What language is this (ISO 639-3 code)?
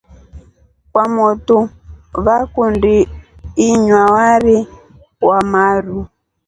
rof